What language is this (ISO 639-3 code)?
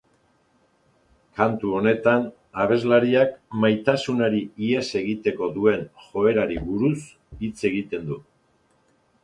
eus